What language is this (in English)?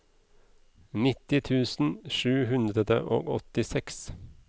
Norwegian